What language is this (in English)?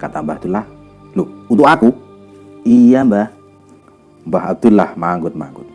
Indonesian